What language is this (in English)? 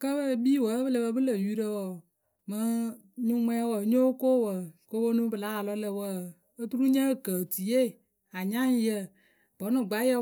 Akebu